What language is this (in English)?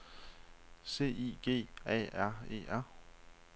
Danish